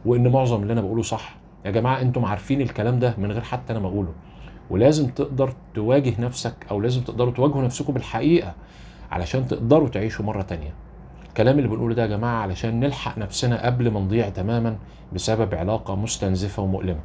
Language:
Arabic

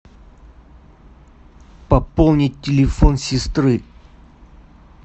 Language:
Russian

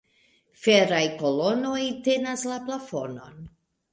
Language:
Esperanto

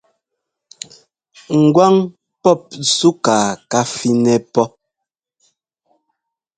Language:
Ngomba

